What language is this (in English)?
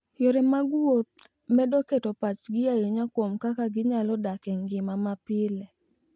Luo (Kenya and Tanzania)